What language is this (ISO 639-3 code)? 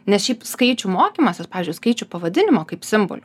lit